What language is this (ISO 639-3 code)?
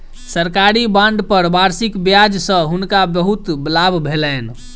mai